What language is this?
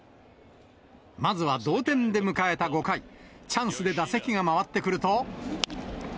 Japanese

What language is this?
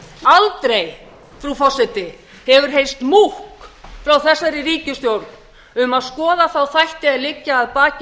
Icelandic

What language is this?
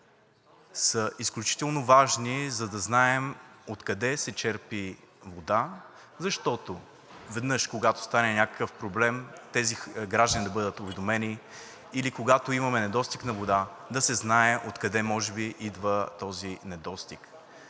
Bulgarian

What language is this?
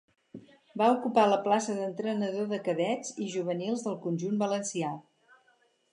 Catalan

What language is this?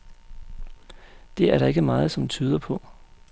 Danish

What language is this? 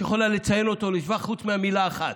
Hebrew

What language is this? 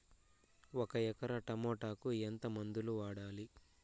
Telugu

